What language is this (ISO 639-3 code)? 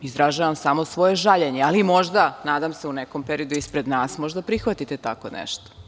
srp